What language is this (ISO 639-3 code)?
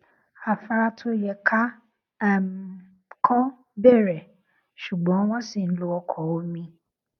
yor